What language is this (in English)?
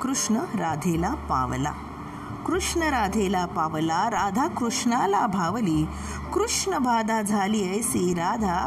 Marathi